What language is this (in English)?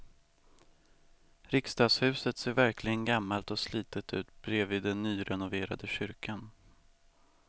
Swedish